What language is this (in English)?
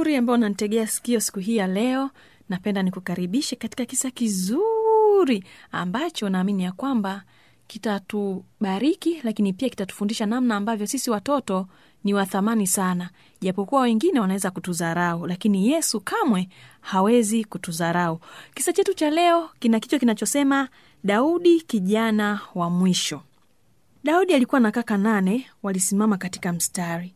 Swahili